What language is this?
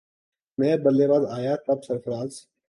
Urdu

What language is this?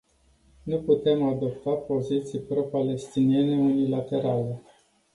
Romanian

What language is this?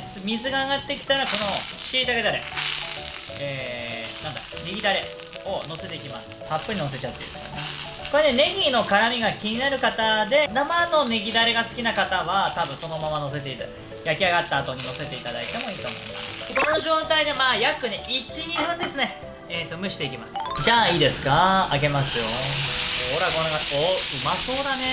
Japanese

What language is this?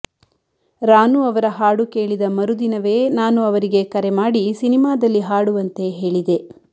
Kannada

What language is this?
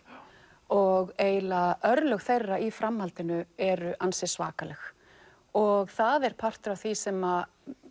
Icelandic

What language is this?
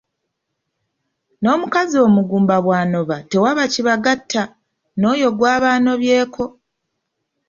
Ganda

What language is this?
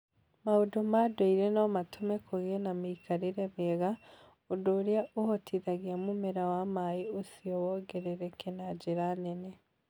Kikuyu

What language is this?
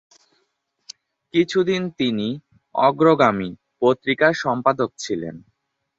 Bangla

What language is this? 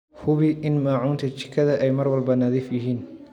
Somali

